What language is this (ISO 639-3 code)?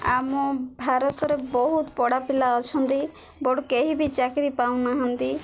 ori